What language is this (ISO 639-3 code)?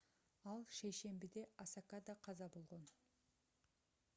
kir